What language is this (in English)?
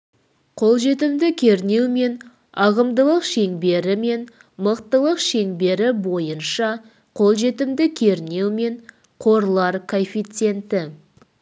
Kazakh